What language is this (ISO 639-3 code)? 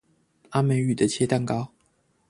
zho